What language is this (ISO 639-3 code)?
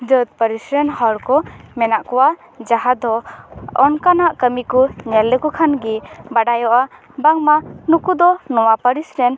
sat